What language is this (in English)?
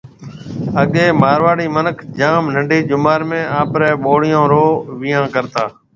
Marwari (Pakistan)